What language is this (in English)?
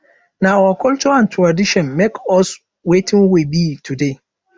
Nigerian Pidgin